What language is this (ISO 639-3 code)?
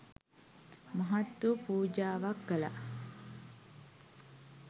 sin